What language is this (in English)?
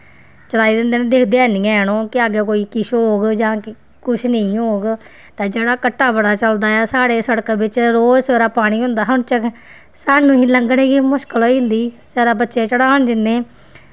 Dogri